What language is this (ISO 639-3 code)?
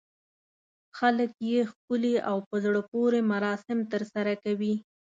pus